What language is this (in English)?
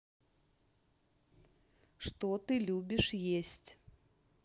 Russian